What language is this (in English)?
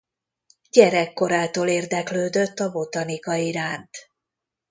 Hungarian